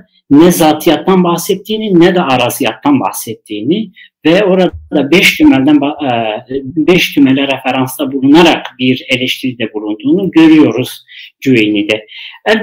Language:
Turkish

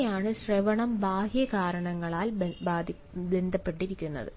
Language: Malayalam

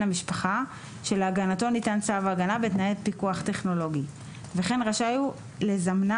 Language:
Hebrew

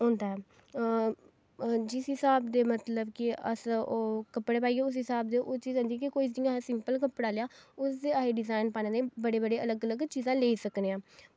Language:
Dogri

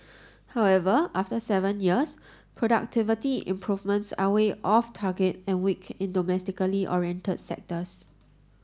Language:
English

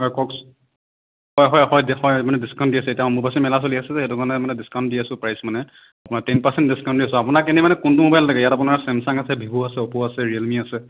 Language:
Assamese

